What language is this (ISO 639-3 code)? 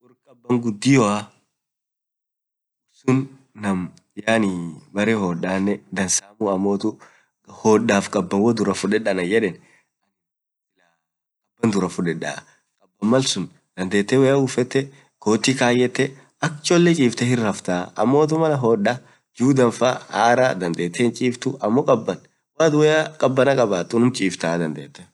orc